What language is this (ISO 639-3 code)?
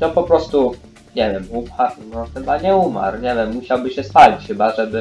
pol